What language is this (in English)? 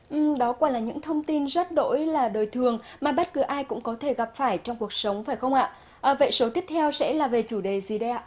Vietnamese